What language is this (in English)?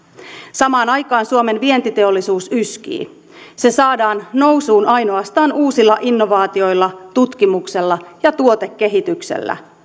Finnish